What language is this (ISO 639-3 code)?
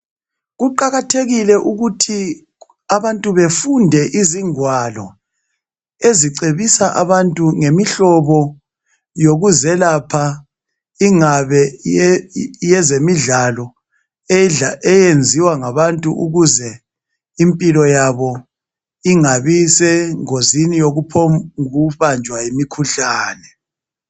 nde